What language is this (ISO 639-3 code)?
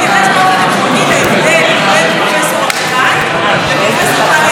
heb